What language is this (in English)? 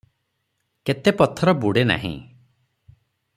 Odia